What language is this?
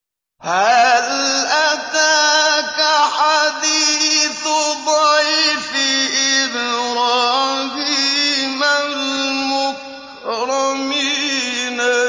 Arabic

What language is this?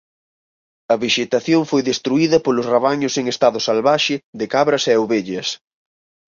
Galician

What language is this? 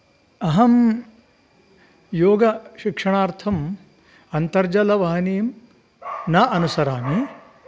Sanskrit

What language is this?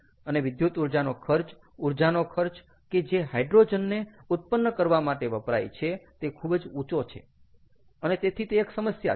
Gujarati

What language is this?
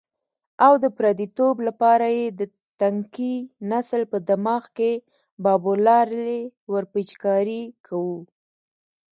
Pashto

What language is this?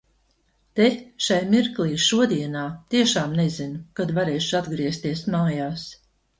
Latvian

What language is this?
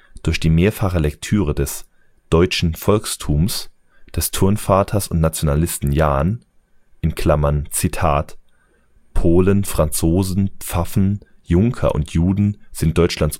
German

